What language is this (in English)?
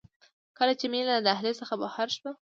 Pashto